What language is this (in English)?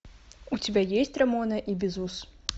Russian